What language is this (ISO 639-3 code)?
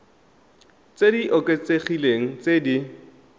tsn